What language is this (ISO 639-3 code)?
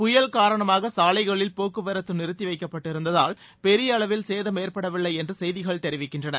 tam